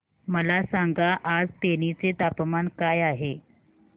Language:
Marathi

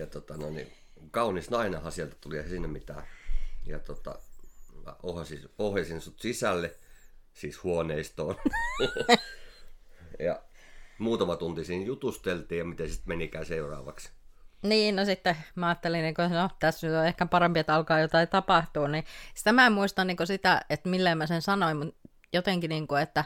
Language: Finnish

